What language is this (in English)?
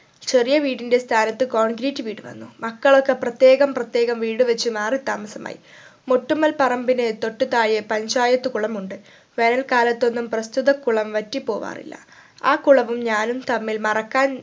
Malayalam